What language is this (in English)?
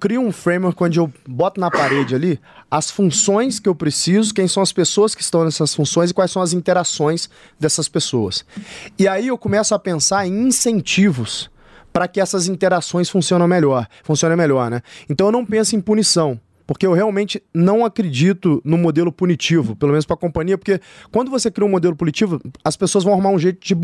Portuguese